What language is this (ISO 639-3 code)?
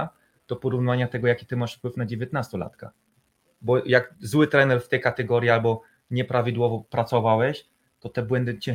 pol